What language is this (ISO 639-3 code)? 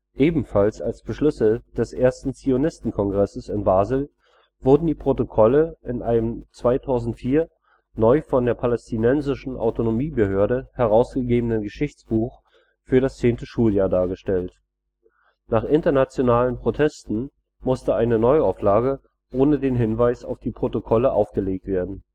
deu